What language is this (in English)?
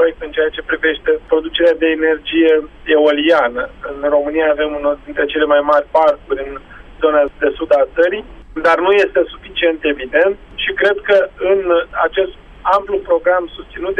Romanian